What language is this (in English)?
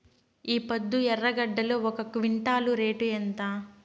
Telugu